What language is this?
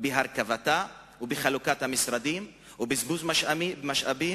Hebrew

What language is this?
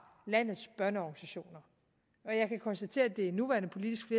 Danish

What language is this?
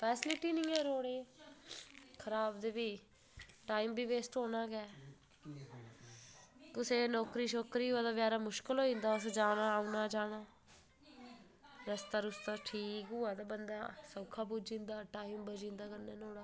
Dogri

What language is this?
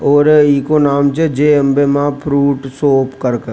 Rajasthani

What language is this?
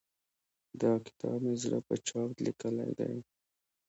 Pashto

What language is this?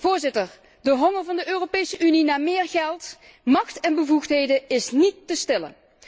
Dutch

